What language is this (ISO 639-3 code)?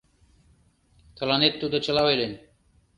chm